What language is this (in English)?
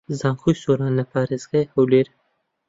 Central Kurdish